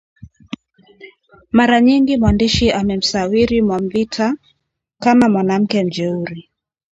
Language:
Swahili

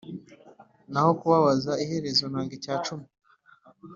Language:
Kinyarwanda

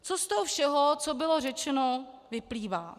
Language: Czech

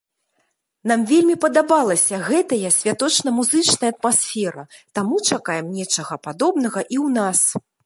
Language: Belarusian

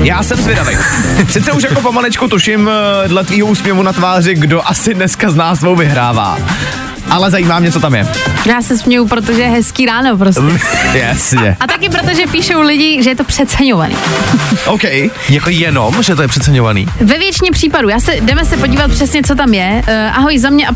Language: Czech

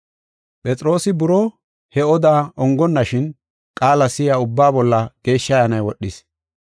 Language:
Gofa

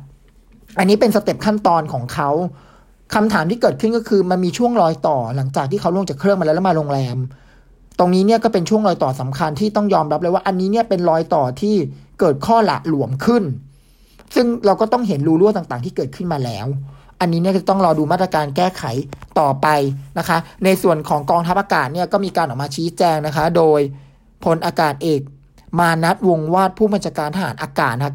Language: Thai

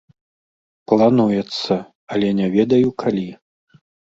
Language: Belarusian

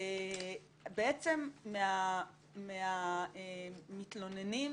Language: Hebrew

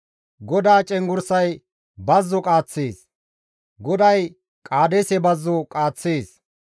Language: Gamo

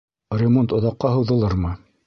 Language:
Bashkir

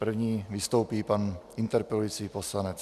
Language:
Czech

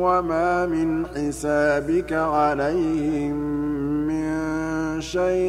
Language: Arabic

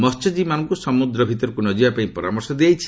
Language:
Odia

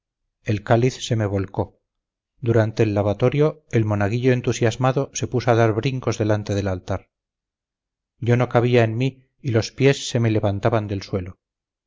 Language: Spanish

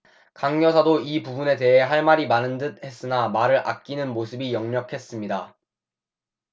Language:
Korean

